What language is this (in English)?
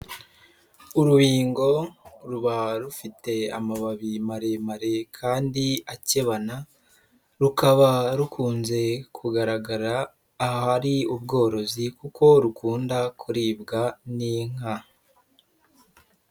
Kinyarwanda